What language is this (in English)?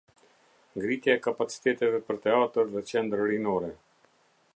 Albanian